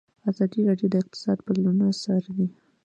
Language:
Pashto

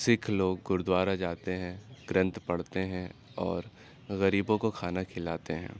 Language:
Urdu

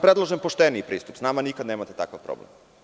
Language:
Serbian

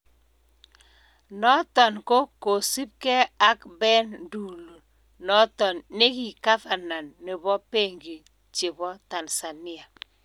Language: Kalenjin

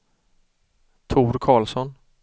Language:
Swedish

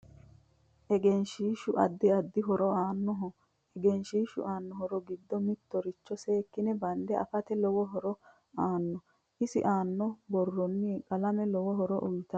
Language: Sidamo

